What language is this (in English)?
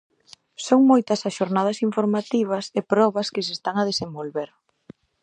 Galician